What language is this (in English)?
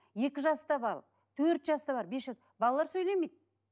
Kazakh